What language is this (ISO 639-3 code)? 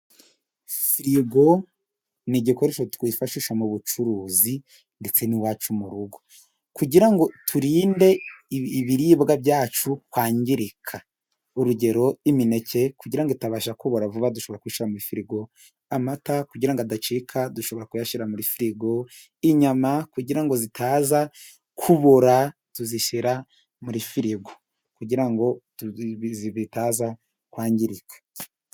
kin